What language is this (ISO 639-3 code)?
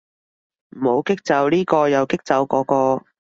yue